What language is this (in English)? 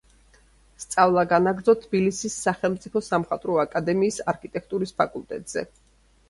Georgian